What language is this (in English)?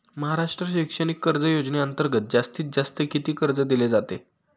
Marathi